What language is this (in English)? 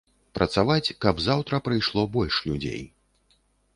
Belarusian